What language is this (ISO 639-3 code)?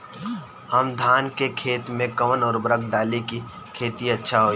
bho